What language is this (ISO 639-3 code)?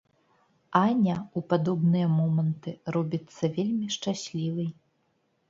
bel